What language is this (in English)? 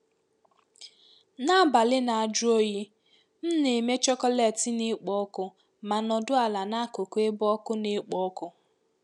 Igbo